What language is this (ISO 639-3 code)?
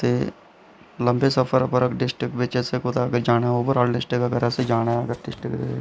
doi